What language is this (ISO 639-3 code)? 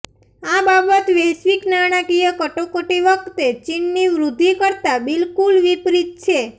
guj